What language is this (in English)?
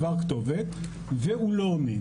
Hebrew